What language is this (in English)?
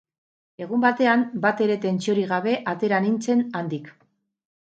Basque